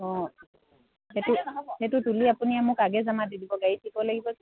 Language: Assamese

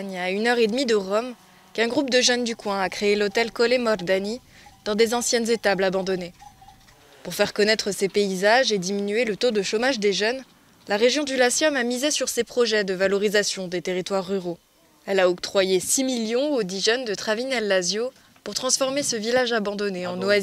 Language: French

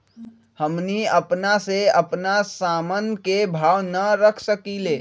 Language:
Magahi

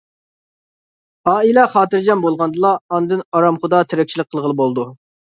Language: Uyghur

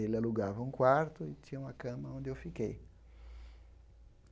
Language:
Portuguese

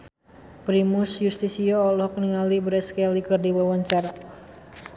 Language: Sundanese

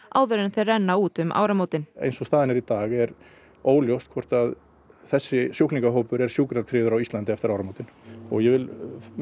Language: Icelandic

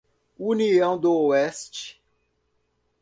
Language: Portuguese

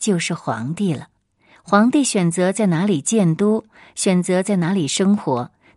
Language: Chinese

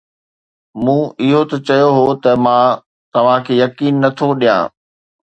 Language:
Sindhi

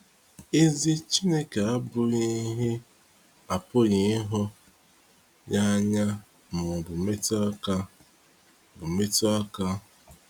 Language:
Igbo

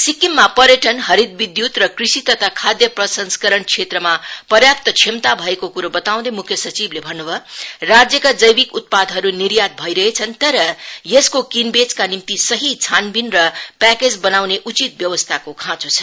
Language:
Nepali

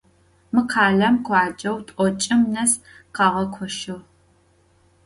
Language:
Adyghe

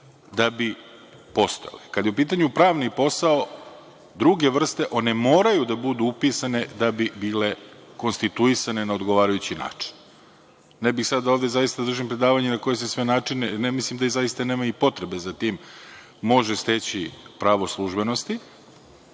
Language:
Serbian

